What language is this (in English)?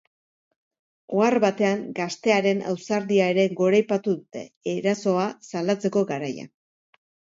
Basque